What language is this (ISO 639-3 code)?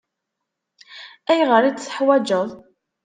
kab